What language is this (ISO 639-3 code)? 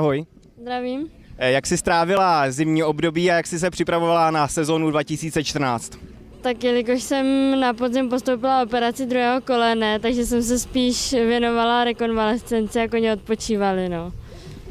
ces